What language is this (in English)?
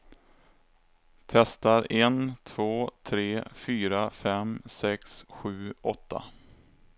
Swedish